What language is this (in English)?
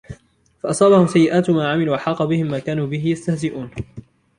Arabic